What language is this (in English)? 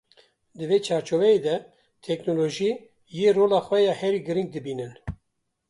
Kurdish